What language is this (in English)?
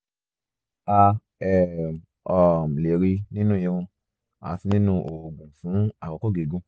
Yoruba